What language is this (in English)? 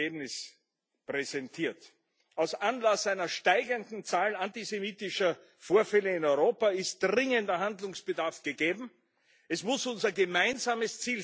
German